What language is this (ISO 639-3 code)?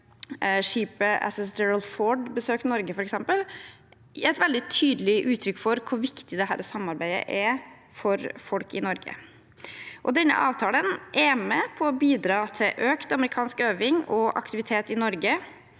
nor